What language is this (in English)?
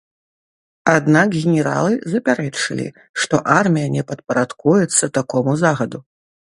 Belarusian